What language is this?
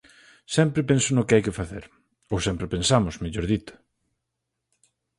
Galician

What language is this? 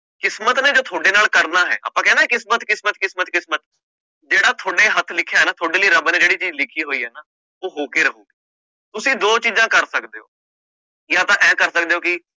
Punjabi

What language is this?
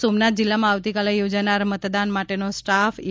Gujarati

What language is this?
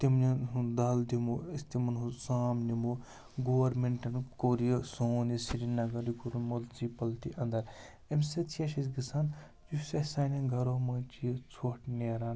Kashmiri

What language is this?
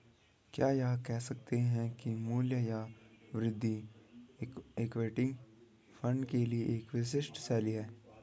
Hindi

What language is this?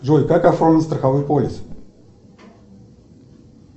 Russian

